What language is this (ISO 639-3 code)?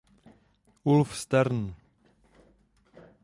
ces